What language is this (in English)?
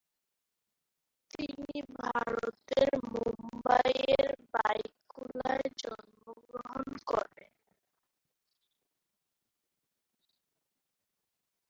Bangla